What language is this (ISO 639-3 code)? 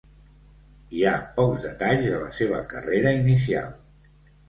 cat